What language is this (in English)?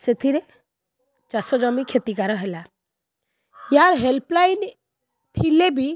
Odia